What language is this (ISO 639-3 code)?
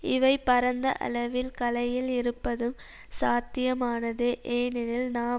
tam